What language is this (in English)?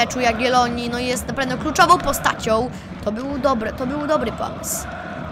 Polish